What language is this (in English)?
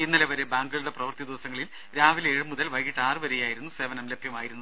Malayalam